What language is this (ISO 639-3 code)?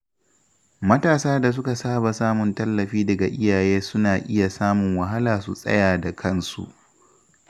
hau